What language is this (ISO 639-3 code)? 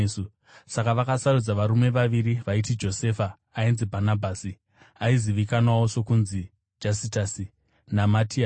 sna